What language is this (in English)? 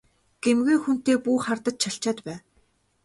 Mongolian